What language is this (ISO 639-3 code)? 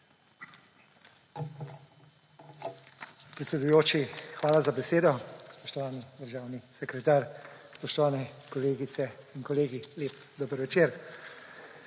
slv